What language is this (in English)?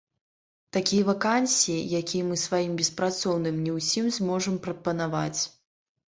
Belarusian